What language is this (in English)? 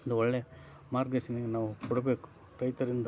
Kannada